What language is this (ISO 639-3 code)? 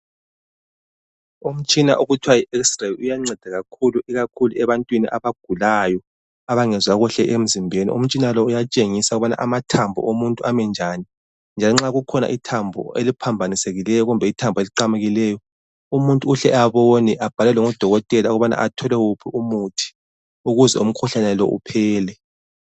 nde